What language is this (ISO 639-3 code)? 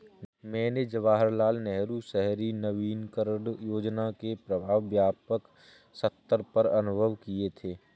hin